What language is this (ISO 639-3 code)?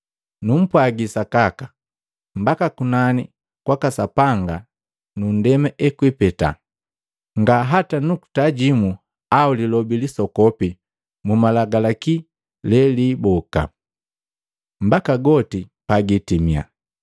mgv